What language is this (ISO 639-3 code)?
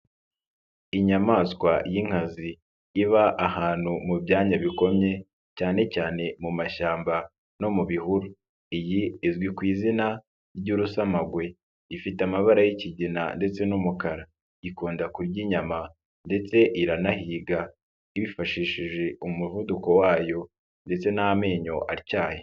kin